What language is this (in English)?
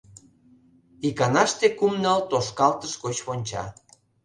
Mari